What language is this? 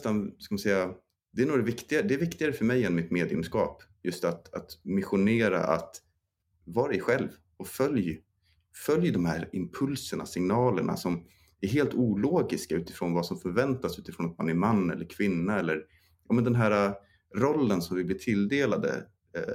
Swedish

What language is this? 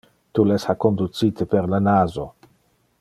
Interlingua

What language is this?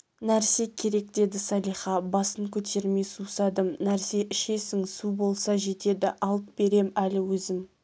Kazakh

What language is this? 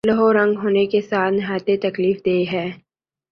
Urdu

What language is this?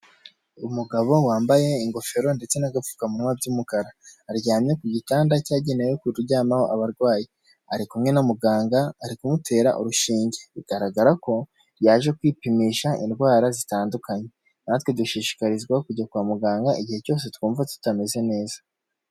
Kinyarwanda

